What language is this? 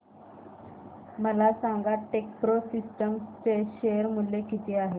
Marathi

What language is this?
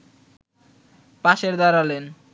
Bangla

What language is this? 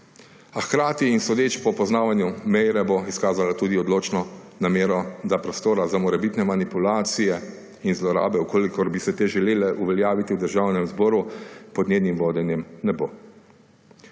Slovenian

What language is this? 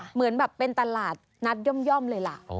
Thai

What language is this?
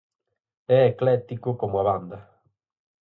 Galician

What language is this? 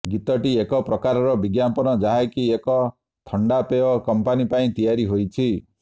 Odia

